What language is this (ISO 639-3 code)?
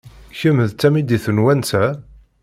kab